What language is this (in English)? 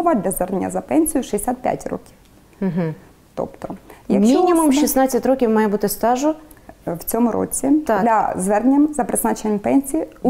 Ukrainian